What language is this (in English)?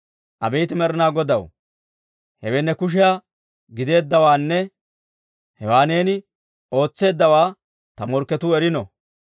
Dawro